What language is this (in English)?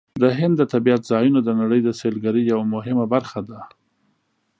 Pashto